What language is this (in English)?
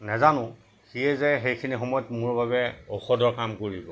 Assamese